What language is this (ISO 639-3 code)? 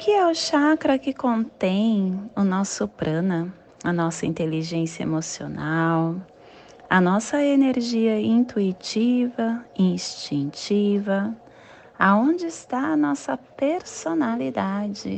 por